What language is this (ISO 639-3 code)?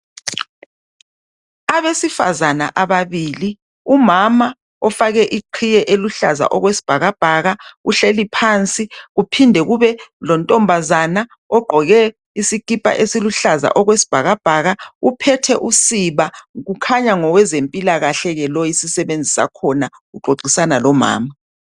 nde